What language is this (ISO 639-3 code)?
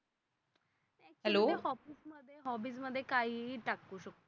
mar